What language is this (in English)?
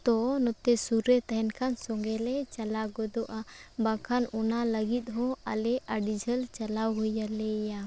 Santali